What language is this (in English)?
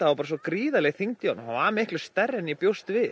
Icelandic